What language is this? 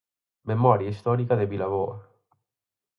Galician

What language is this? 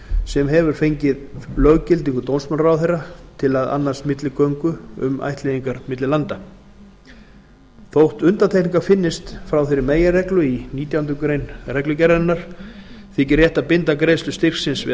Icelandic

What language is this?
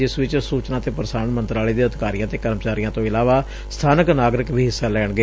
Punjabi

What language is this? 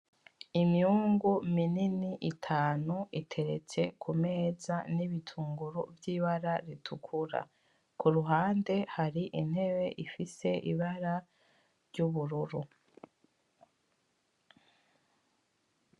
Rundi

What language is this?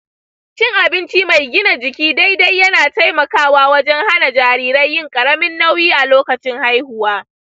Hausa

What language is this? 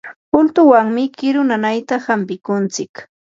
Yanahuanca Pasco Quechua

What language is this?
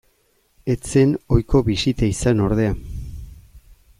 Basque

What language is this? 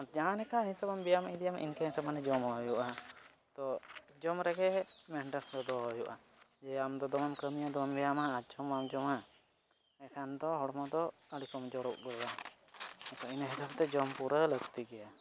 Santali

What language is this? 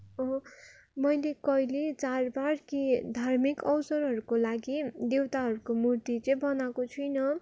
Nepali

